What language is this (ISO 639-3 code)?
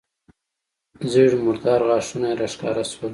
pus